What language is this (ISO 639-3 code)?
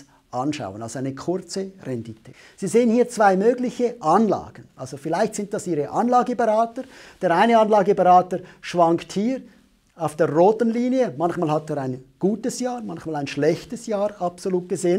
deu